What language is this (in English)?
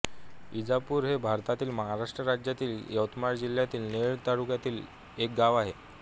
Marathi